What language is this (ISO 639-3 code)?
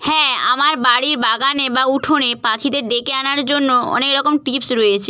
ben